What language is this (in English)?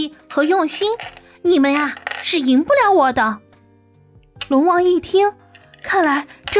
Chinese